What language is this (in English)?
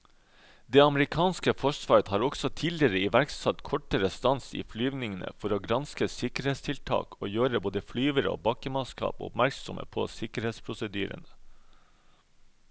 Norwegian